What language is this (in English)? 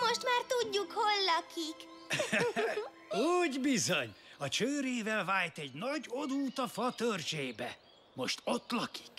Hungarian